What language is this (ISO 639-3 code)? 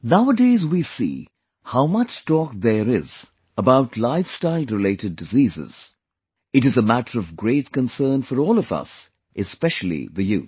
eng